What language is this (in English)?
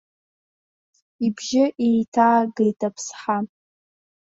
Abkhazian